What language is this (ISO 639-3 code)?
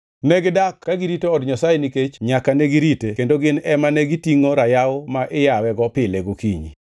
luo